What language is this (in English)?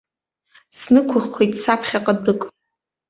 Abkhazian